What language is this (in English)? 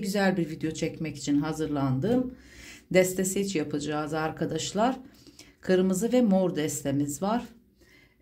Turkish